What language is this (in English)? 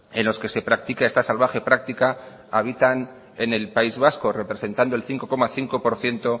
Spanish